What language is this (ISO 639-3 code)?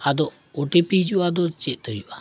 sat